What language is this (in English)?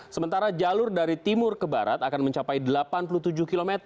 Indonesian